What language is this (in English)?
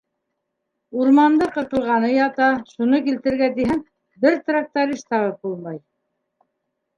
Bashkir